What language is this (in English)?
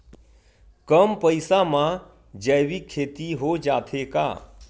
Chhattisgarhi